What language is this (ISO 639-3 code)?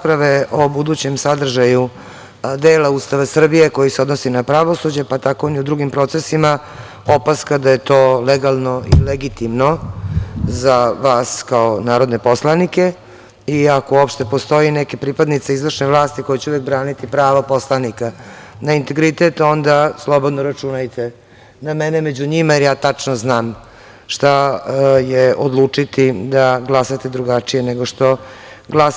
srp